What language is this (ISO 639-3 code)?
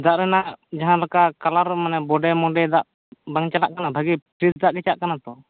sat